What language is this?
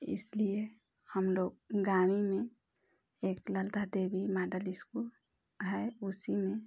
Hindi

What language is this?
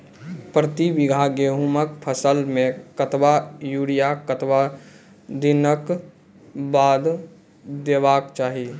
Maithili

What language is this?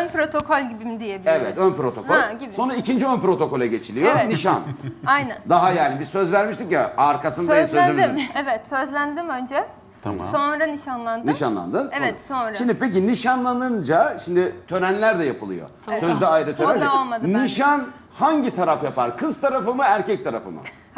Turkish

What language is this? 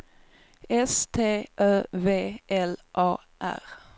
Swedish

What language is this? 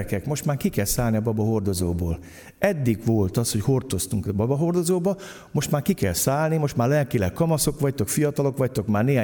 Hungarian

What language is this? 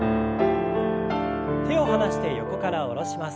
Japanese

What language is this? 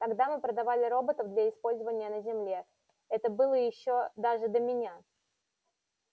Russian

